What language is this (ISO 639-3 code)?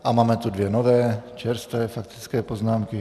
ces